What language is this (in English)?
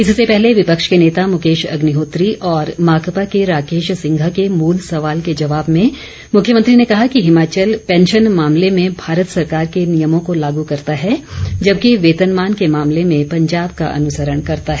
Hindi